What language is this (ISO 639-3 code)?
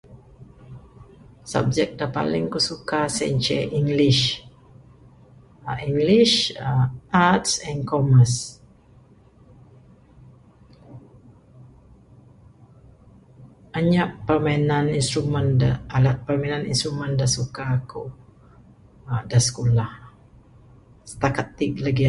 sdo